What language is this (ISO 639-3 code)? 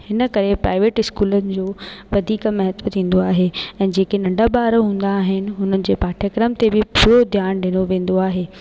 snd